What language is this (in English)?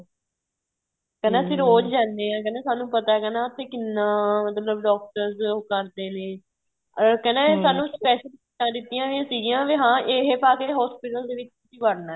Punjabi